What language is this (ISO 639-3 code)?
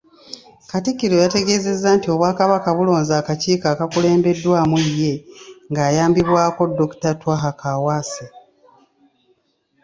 lug